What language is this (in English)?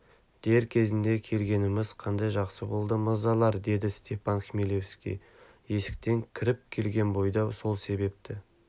Kazakh